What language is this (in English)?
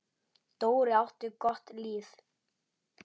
Icelandic